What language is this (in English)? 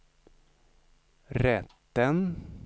Swedish